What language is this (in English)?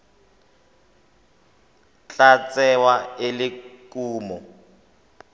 Tswana